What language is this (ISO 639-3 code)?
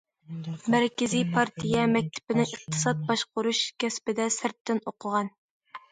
uig